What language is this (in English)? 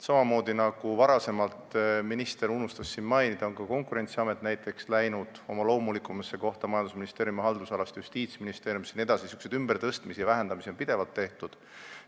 Estonian